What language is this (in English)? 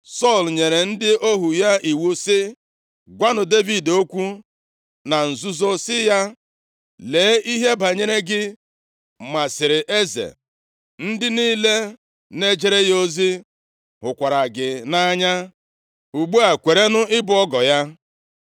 Igbo